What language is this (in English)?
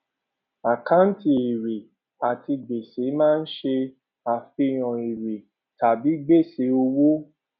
Yoruba